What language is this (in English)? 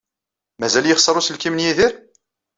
Kabyle